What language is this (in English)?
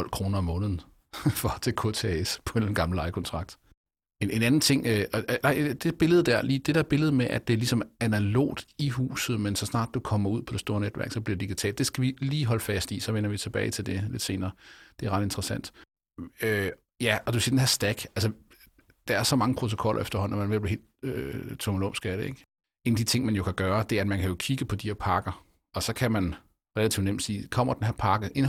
Danish